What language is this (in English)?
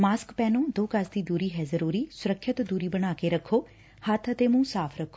Punjabi